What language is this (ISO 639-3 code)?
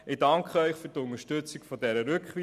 gsw